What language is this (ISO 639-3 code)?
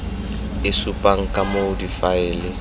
tsn